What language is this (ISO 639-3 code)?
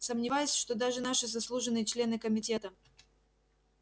rus